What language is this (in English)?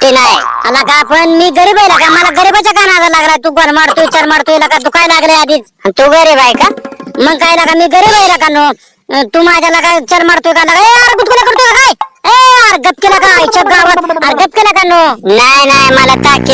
Indonesian